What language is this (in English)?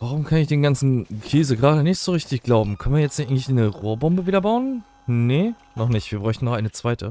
German